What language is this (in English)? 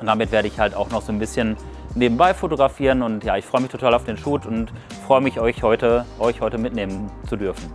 German